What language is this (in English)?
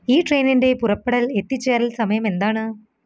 Malayalam